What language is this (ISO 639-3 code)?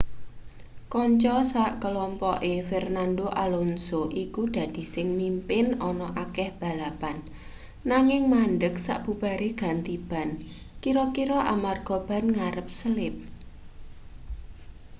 jav